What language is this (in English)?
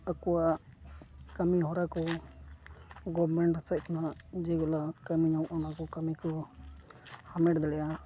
Santali